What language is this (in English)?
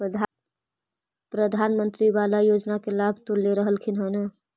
Magahi